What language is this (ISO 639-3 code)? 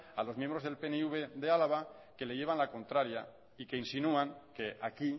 spa